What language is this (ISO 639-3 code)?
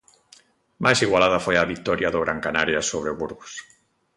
glg